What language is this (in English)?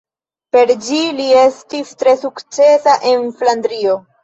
Esperanto